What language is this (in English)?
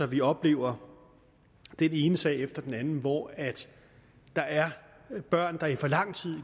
Danish